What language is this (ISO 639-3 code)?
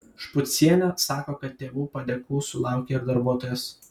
lit